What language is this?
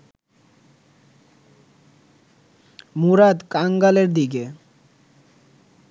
Bangla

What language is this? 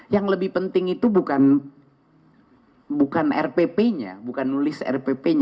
Indonesian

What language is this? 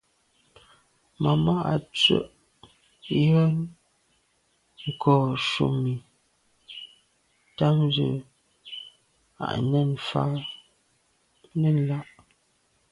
Medumba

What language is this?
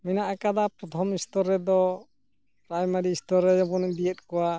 Santali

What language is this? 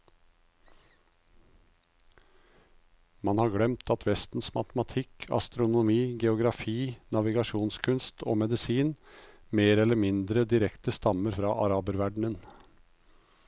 Norwegian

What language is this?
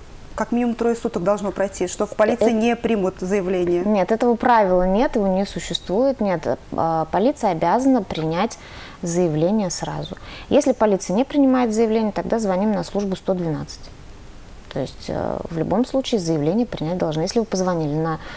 Russian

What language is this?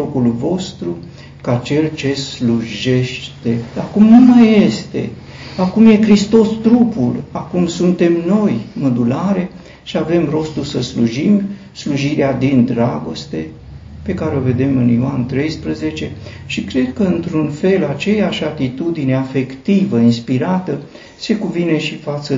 Romanian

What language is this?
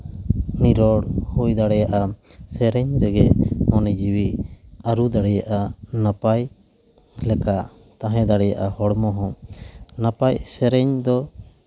Santali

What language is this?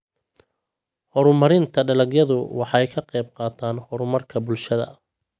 Somali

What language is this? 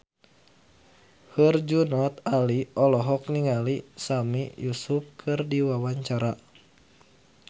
Sundanese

